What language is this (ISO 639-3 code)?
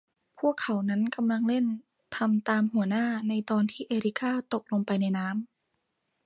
tha